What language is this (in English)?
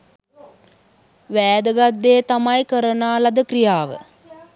Sinhala